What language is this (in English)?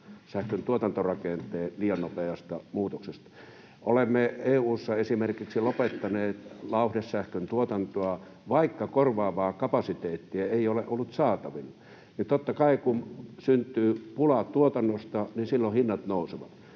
Finnish